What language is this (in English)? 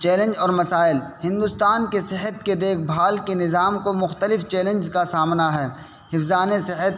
Urdu